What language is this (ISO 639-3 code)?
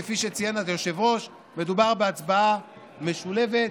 heb